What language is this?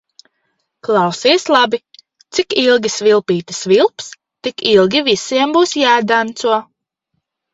Latvian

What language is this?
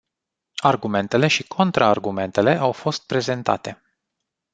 Romanian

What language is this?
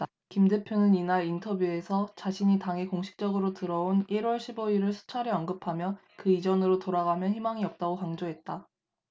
Korean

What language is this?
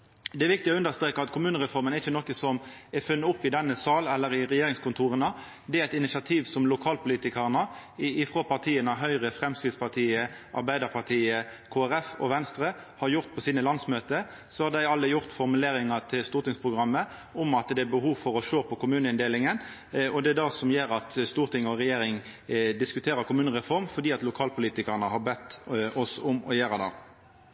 Norwegian Nynorsk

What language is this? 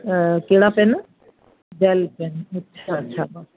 Sindhi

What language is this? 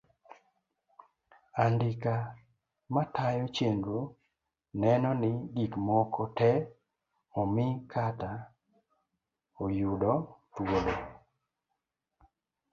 Luo (Kenya and Tanzania)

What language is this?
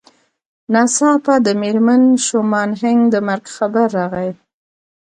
Pashto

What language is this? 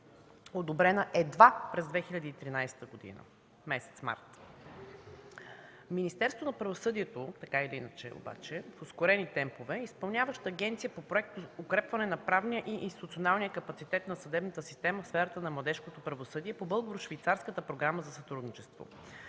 Bulgarian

